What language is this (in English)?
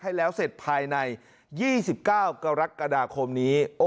Thai